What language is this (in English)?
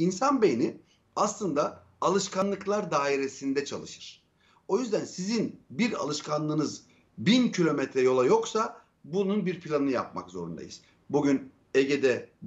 Turkish